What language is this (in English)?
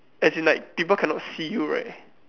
English